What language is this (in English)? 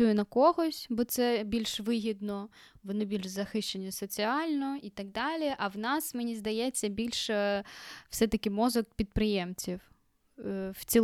Ukrainian